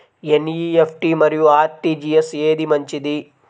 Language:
Telugu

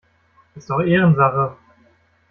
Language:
German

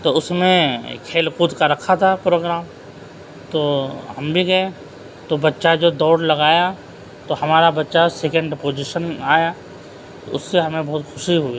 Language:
Urdu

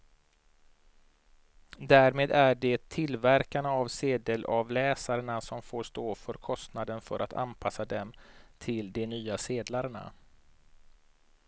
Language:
Swedish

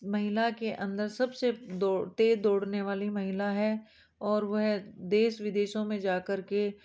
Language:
Hindi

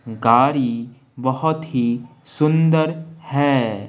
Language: Hindi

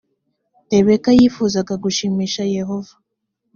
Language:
Kinyarwanda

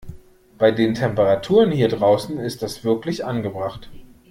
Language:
German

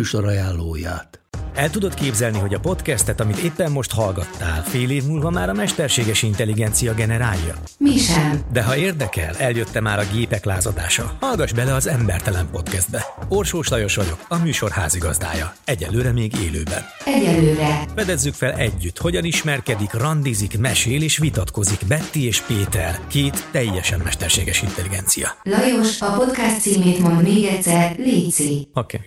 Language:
Hungarian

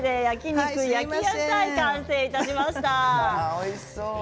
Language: Japanese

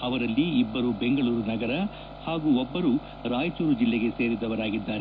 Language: Kannada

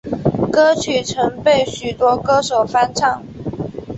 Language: Chinese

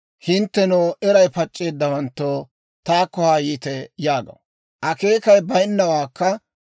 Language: Dawro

